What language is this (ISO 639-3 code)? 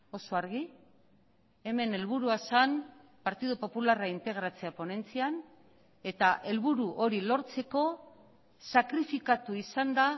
eus